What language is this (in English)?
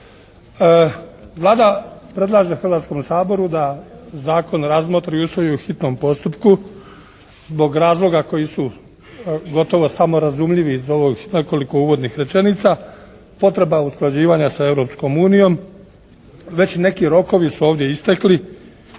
Croatian